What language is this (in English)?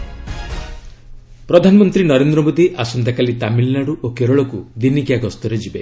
Odia